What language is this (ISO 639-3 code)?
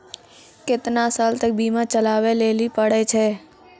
mai